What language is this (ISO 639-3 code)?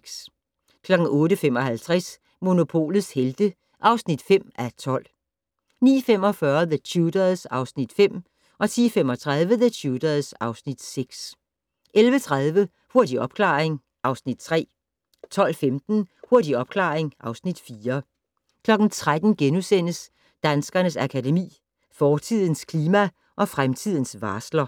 dan